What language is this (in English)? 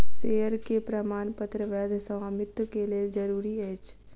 Maithili